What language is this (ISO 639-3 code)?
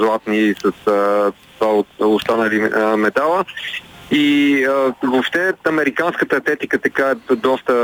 bul